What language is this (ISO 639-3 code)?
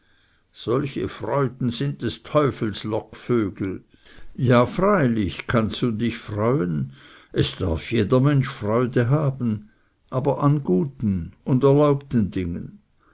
deu